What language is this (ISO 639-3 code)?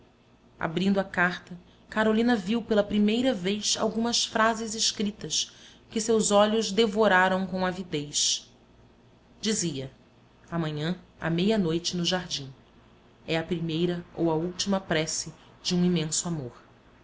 por